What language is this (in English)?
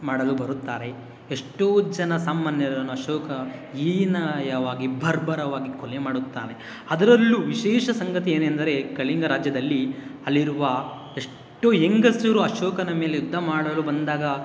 Kannada